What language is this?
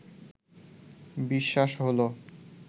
Bangla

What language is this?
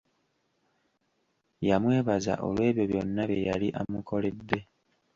Ganda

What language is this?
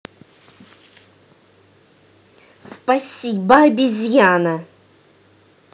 Russian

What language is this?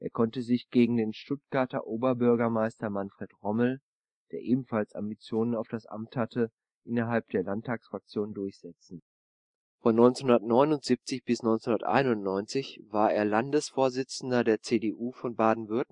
German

